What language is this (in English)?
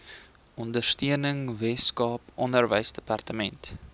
Afrikaans